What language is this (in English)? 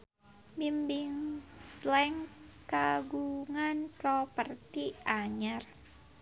Sundanese